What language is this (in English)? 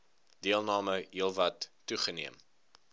Afrikaans